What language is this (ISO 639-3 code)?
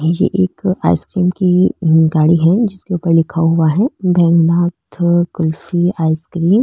mwr